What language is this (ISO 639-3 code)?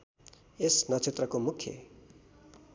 nep